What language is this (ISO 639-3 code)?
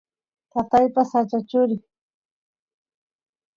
qus